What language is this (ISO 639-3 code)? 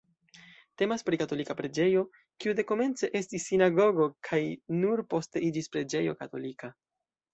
epo